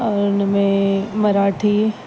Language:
Sindhi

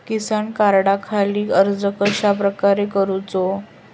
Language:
Marathi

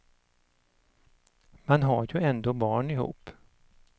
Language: Swedish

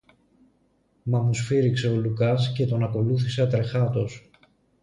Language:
Greek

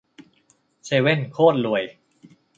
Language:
Thai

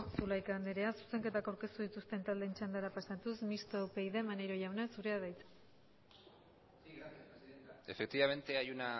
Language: Basque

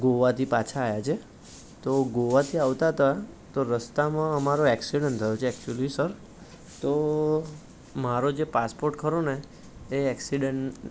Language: Gujarati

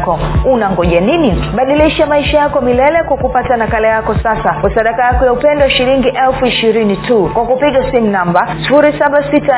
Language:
Swahili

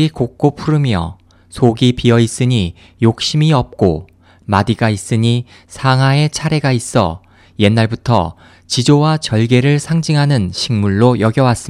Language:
Korean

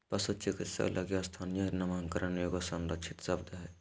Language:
Magahi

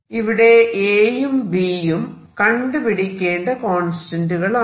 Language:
Malayalam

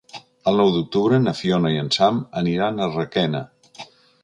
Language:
Catalan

